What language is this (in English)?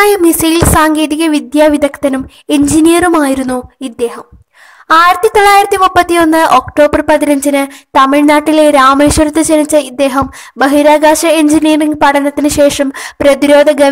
Malayalam